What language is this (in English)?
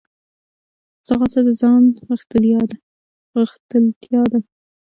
Pashto